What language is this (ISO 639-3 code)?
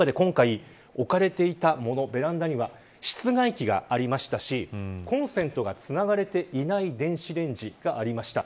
jpn